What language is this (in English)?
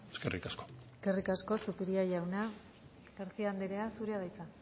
Basque